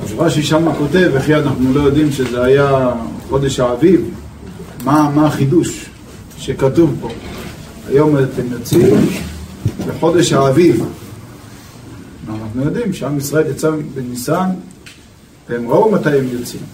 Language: Hebrew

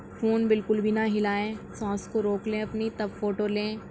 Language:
Urdu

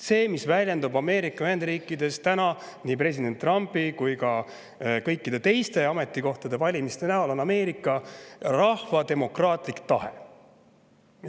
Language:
Estonian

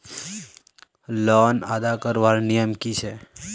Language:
Magahi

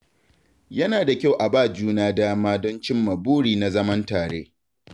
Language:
Hausa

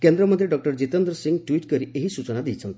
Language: Odia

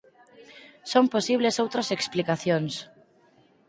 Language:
Galician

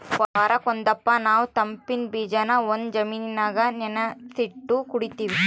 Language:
Kannada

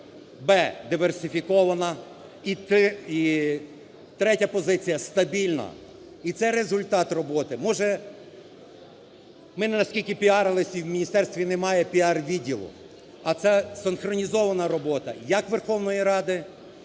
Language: Ukrainian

